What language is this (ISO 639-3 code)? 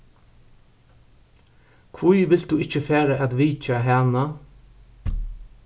fao